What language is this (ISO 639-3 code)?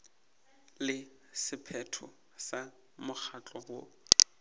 nso